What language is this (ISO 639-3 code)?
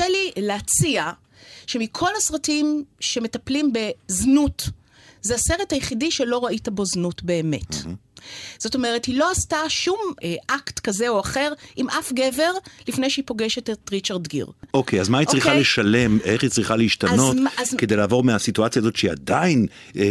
heb